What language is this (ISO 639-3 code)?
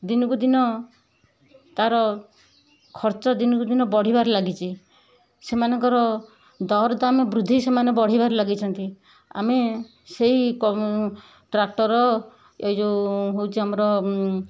ori